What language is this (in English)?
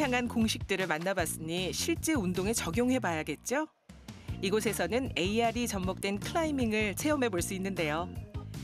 Korean